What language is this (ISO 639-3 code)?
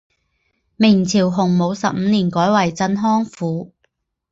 zho